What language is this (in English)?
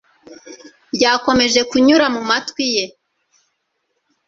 Kinyarwanda